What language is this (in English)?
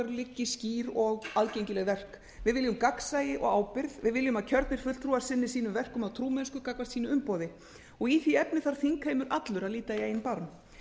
Icelandic